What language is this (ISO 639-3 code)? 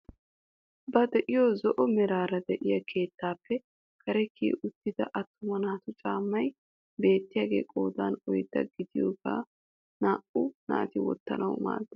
wal